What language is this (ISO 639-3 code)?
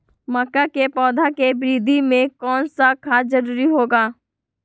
mag